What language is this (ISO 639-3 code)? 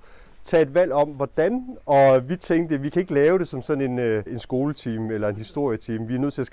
dan